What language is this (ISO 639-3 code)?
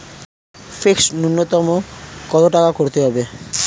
ben